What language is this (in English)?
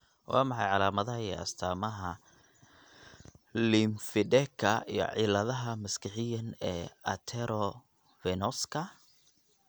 Somali